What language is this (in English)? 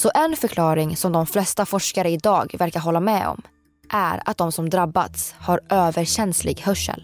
Swedish